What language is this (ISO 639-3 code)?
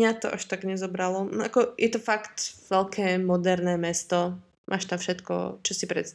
slk